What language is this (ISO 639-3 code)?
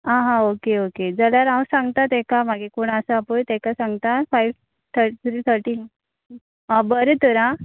kok